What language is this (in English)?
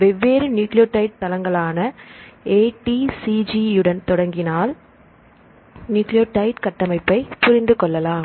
Tamil